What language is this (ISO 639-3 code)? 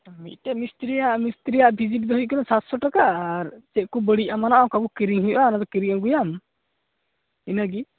sat